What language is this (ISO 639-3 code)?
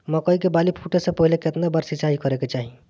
bho